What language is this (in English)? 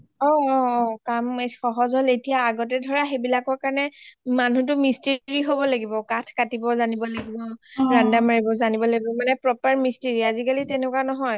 Assamese